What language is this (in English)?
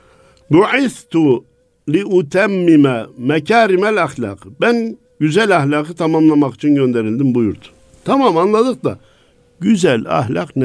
Turkish